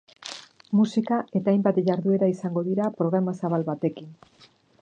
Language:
Basque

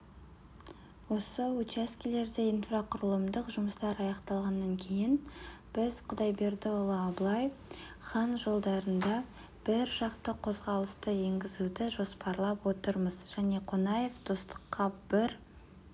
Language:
Kazakh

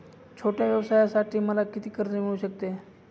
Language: Marathi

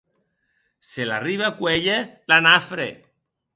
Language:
Occitan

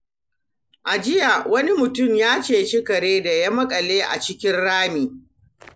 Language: Hausa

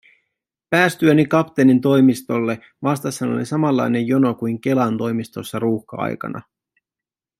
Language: Finnish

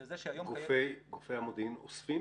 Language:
Hebrew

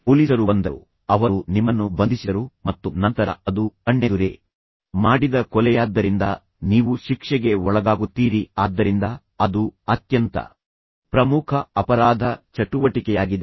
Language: Kannada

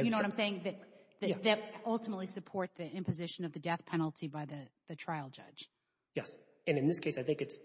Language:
English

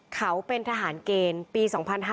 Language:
Thai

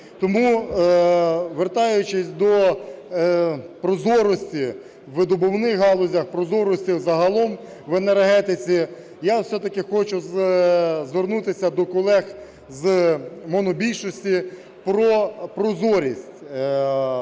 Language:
Ukrainian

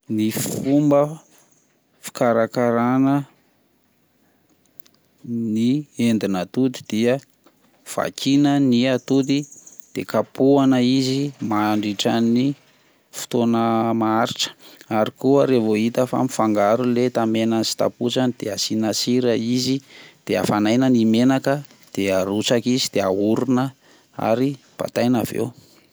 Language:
Malagasy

